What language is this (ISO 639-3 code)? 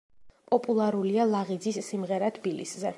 kat